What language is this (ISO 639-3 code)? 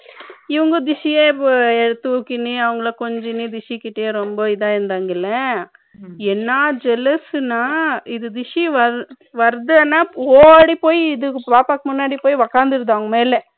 tam